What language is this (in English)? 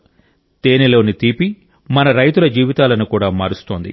Telugu